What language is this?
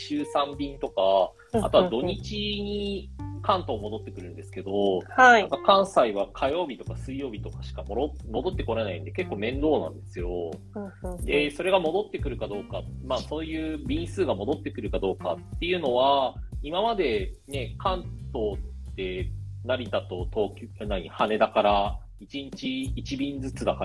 Japanese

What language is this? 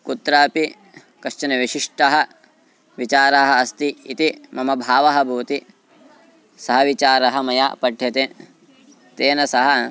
Sanskrit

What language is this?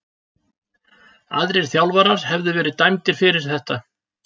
Icelandic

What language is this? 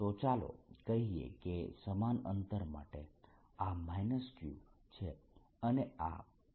Gujarati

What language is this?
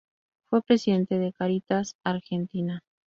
Spanish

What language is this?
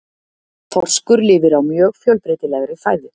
Icelandic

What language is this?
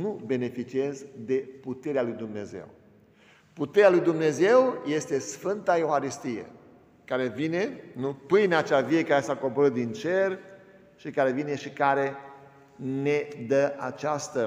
Romanian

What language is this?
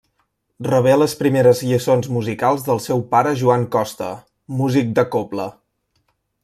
Catalan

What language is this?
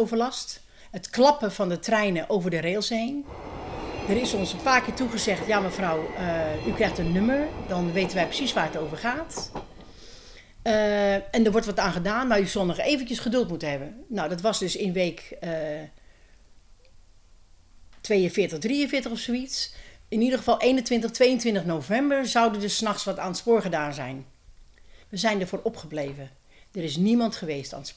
Dutch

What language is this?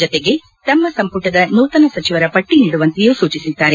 Kannada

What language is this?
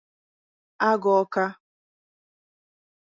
Igbo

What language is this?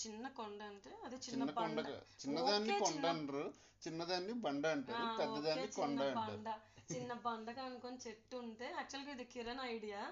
Telugu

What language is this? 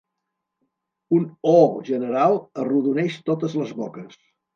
Catalan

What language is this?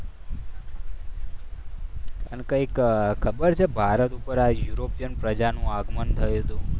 Gujarati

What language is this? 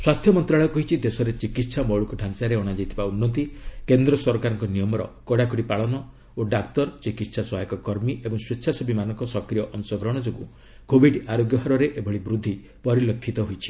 Odia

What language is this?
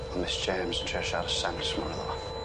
Welsh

